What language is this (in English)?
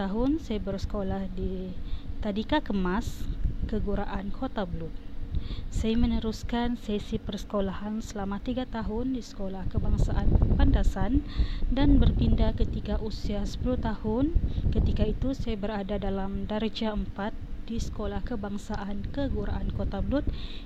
Malay